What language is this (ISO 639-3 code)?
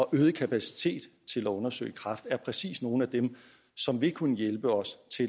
dan